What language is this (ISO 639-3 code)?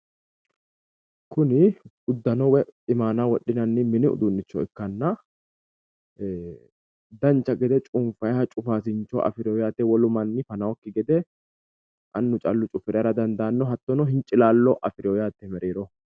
sid